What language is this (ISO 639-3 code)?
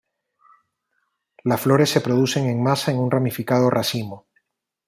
spa